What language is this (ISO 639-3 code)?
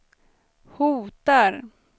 swe